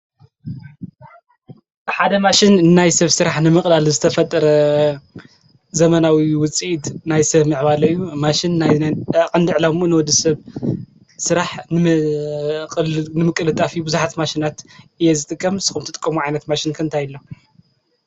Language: Tigrinya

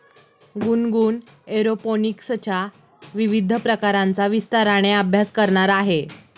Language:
Marathi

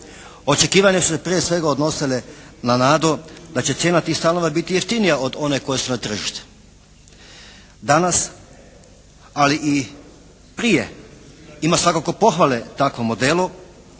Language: Croatian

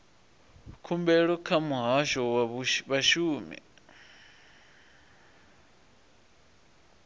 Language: Venda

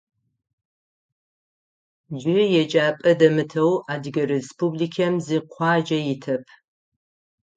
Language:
Adyghe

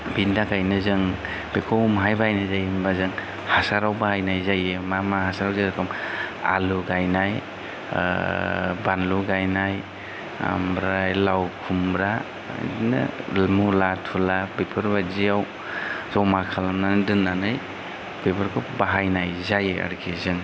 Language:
Bodo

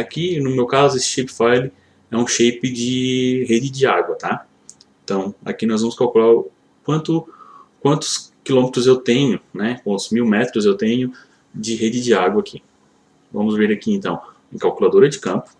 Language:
Portuguese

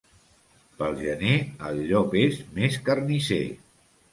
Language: Catalan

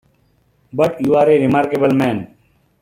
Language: English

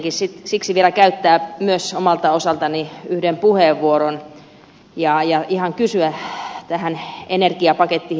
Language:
Finnish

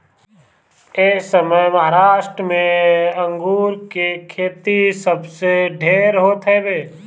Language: Bhojpuri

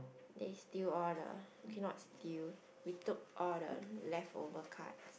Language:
English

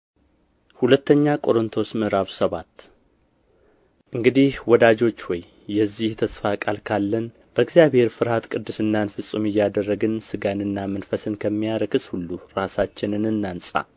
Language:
Amharic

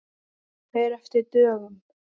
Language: Icelandic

